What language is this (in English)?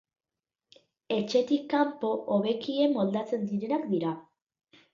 Basque